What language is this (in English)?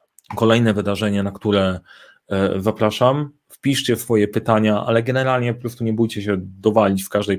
Polish